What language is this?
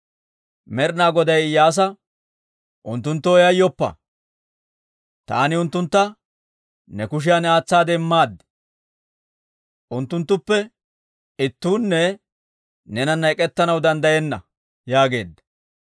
Dawro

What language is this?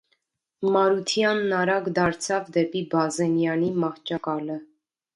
Armenian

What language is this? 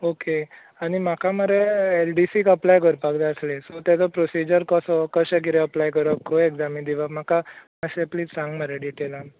Konkani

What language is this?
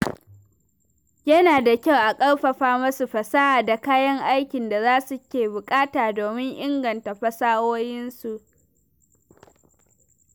Hausa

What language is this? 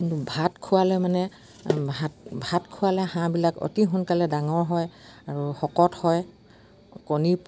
Assamese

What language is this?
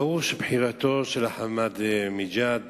Hebrew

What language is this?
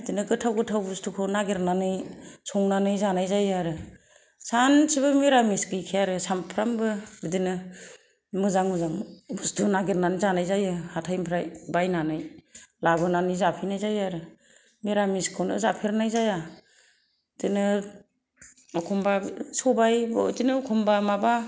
Bodo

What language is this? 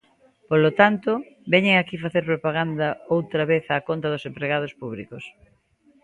Galician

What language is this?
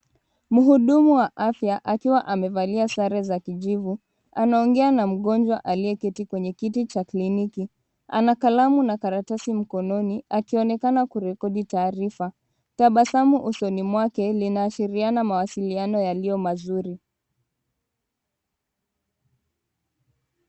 Swahili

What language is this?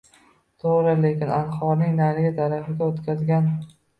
Uzbek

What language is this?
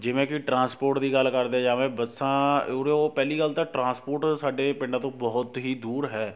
Punjabi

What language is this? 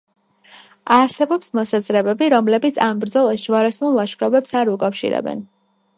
Georgian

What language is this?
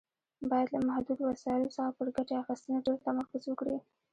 Pashto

